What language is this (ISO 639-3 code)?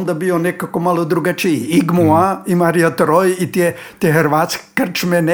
hrv